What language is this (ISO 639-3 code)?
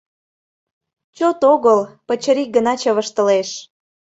chm